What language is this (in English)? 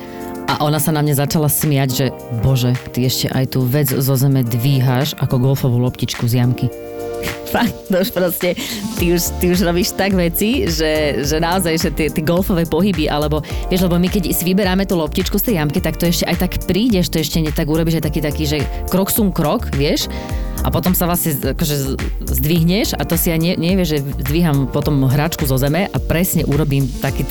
Slovak